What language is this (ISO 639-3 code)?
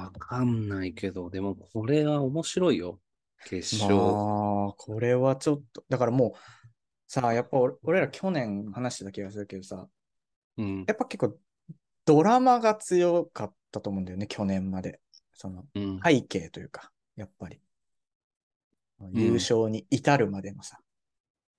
jpn